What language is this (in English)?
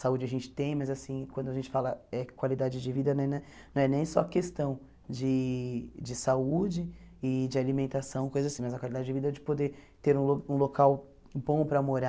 Portuguese